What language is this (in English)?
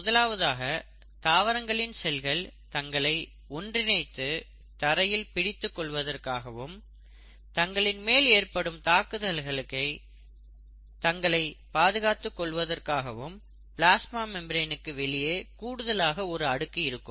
Tamil